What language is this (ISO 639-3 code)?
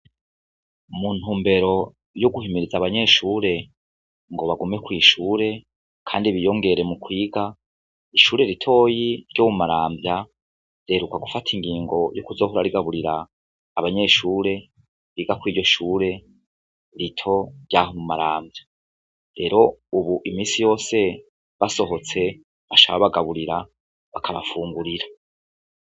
run